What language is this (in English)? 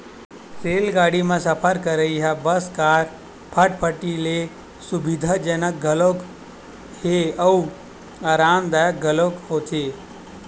Chhattisgarhi